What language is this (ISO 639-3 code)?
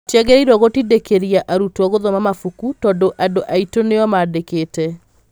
kik